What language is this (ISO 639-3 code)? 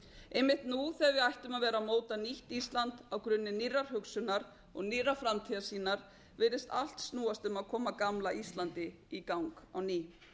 isl